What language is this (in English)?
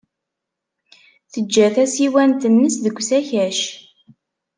Kabyle